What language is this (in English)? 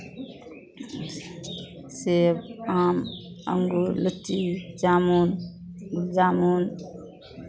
Maithili